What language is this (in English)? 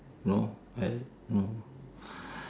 English